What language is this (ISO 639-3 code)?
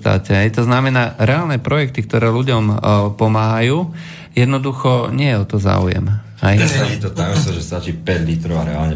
slk